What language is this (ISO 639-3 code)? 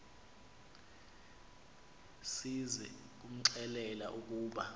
xho